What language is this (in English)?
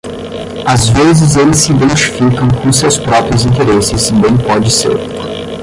Portuguese